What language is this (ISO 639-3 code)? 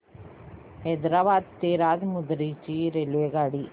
mar